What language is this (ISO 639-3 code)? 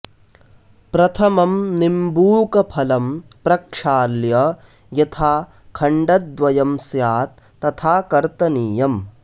san